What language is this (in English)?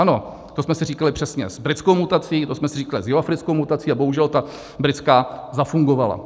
Czech